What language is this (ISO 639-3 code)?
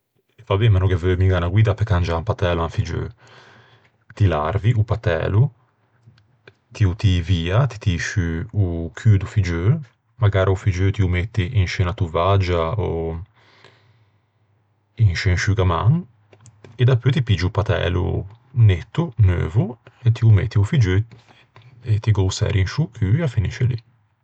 lij